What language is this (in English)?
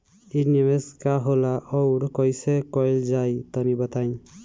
Bhojpuri